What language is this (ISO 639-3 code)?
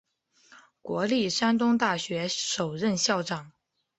zho